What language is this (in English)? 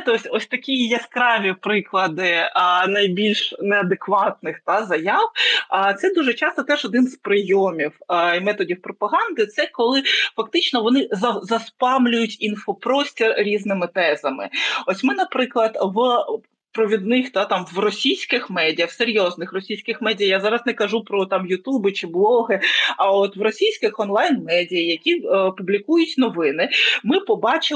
Ukrainian